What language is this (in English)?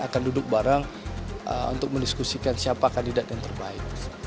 Indonesian